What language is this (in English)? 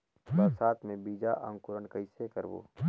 Chhattisgarhi